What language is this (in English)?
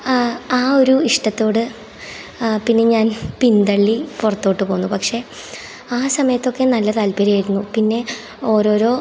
Malayalam